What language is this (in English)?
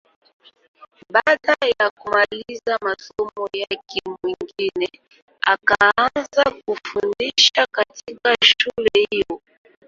Swahili